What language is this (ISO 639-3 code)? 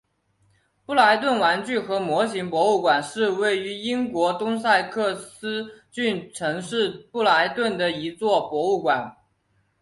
zho